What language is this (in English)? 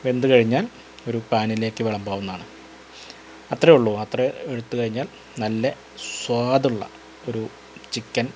Malayalam